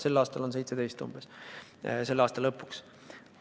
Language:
Estonian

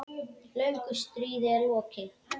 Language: Icelandic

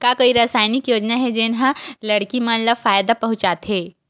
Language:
Chhattisgarhi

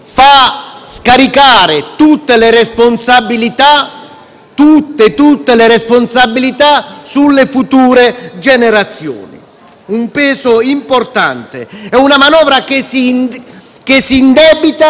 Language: Italian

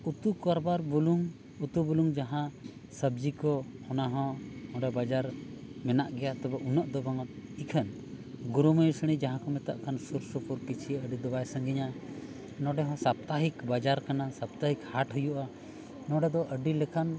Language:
Santali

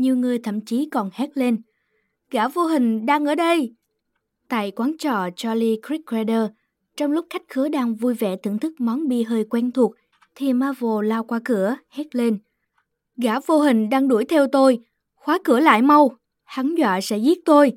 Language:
Vietnamese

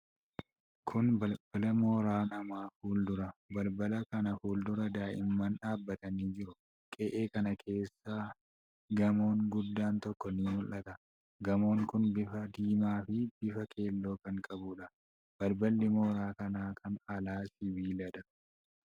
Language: Oromo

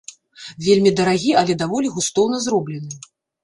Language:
Belarusian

